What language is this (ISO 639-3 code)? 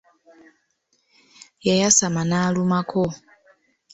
lug